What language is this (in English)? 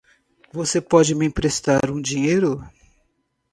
Portuguese